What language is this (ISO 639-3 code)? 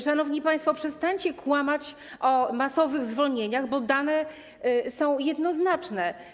pol